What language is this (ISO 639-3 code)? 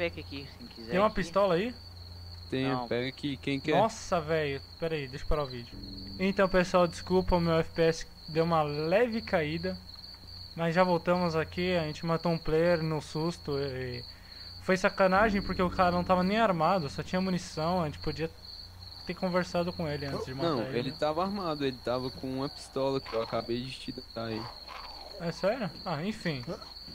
por